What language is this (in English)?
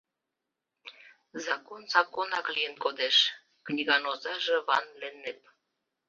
Mari